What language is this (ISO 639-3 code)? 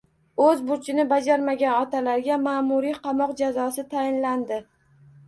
uzb